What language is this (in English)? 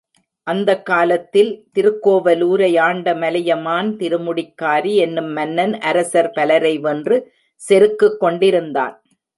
Tamil